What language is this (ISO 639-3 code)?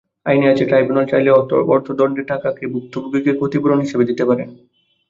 ben